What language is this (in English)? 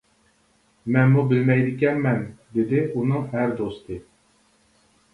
Uyghur